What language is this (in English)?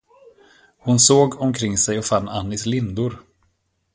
Swedish